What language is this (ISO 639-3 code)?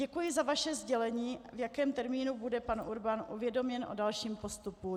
ces